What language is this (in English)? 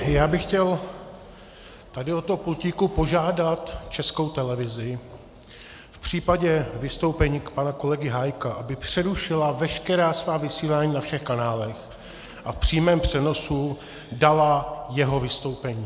Czech